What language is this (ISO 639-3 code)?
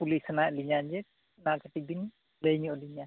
sat